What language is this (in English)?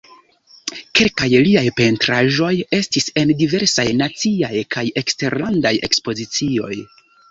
Esperanto